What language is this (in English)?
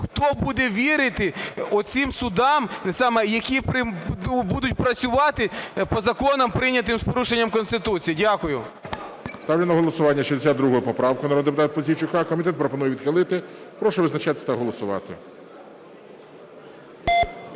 Ukrainian